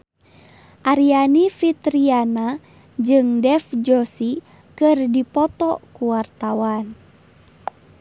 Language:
Sundanese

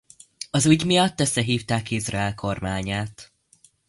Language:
Hungarian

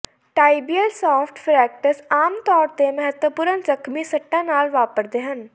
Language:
Punjabi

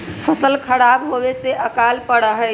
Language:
Magahi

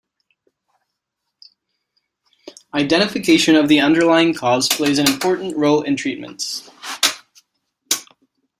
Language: English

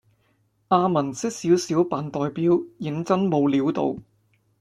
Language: Cantonese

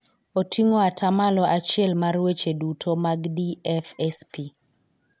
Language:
Luo (Kenya and Tanzania)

